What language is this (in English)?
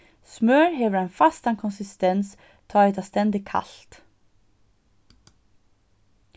Faroese